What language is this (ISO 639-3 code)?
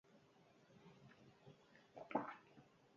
eus